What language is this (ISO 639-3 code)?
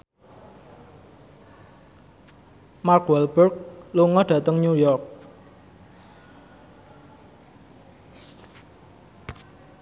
jav